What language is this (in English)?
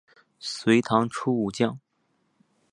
Chinese